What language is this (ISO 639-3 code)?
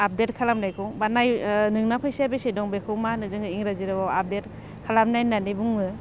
brx